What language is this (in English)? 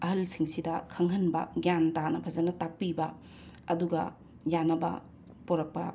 Manipuri